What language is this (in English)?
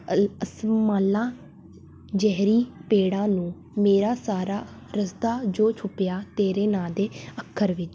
Punjabi